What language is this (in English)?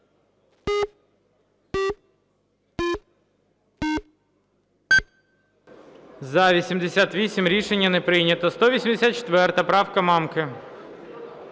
Ukrainian